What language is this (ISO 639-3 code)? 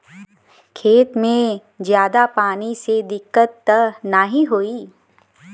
bho